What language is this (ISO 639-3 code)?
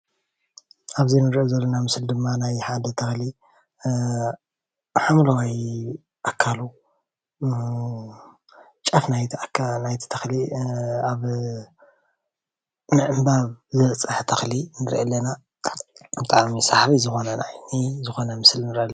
tir